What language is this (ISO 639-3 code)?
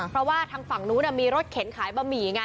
tha